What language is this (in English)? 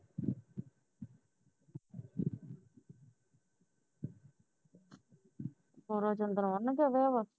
Punjabi